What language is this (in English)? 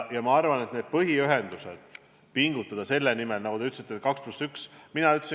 Estonian